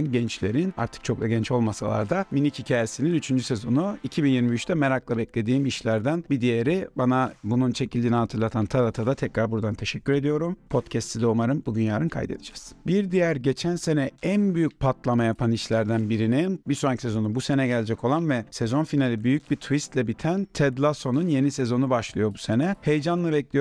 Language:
Turkish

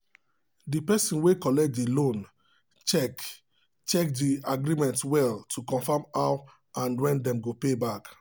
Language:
Nigerian Pidgin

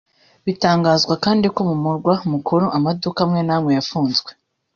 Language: Kinyarwanda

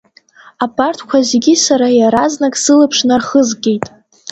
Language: Abkhazian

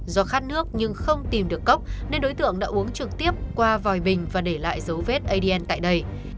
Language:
Vietnamese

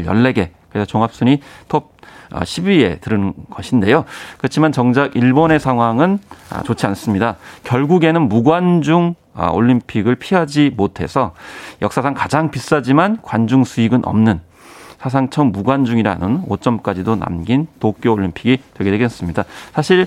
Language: Korean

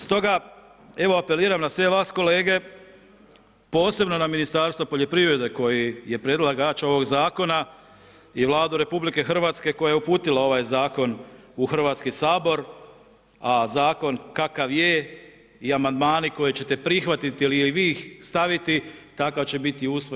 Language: Croatian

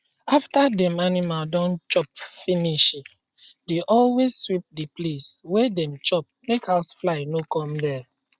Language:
Nigerian Pidgin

